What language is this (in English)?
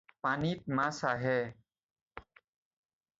Assamese